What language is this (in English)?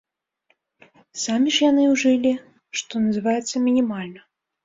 Belarusian